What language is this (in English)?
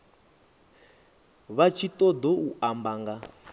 Venda